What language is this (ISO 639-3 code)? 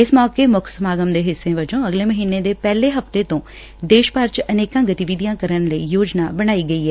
pan